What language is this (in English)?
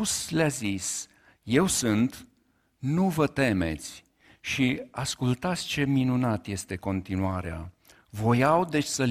Romanian